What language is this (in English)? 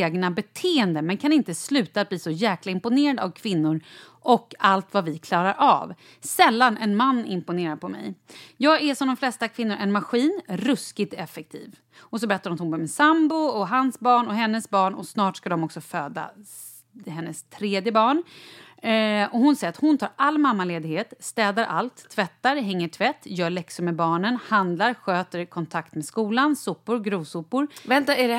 Swedish